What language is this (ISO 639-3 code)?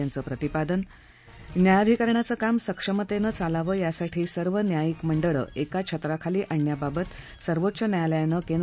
mar